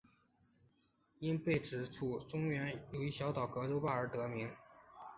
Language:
Chinese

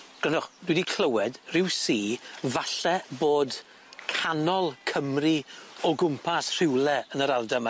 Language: Welsh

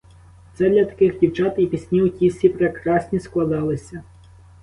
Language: Ukrainian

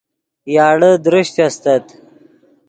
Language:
Yidgha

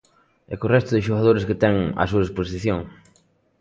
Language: Galician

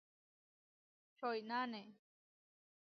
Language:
Huarijio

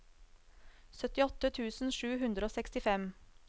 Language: Norwegian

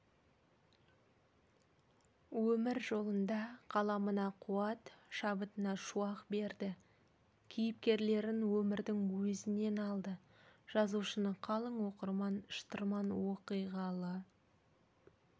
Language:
Kazakh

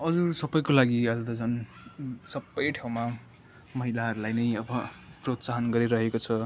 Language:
Nepali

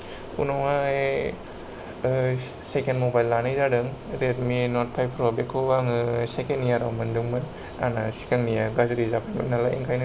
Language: Bodo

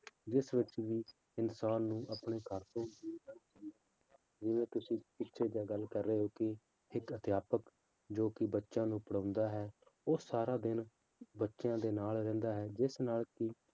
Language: Punjabi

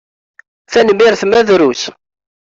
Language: Kabyle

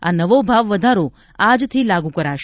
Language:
Gujarati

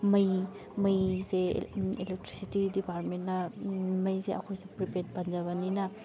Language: Manipuri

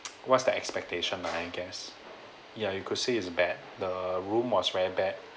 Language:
English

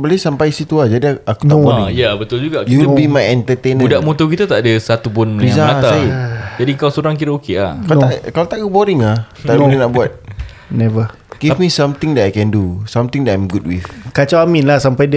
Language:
Malay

